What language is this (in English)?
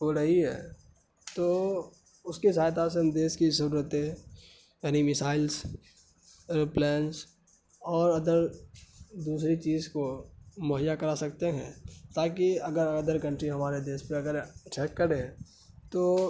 Urdu